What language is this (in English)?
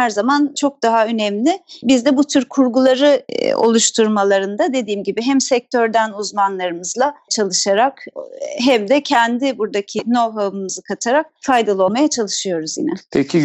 Turkish